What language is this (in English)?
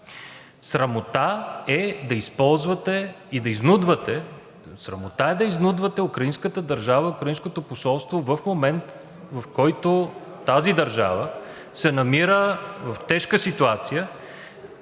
Bulgarian